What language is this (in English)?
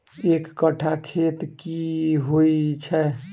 Maithili